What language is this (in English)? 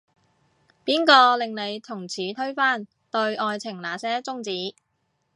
Cantonese